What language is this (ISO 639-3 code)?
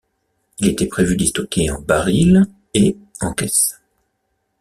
fra